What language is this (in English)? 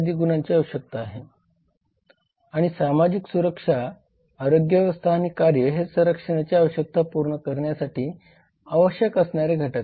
Marathi